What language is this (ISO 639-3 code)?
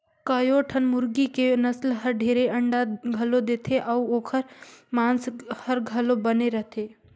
hne